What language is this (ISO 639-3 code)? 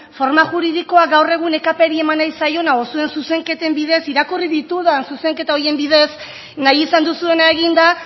eus